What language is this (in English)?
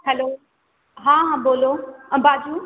Maithili